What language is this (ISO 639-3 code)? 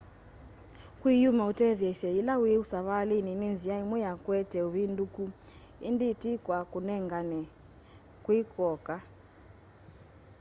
kam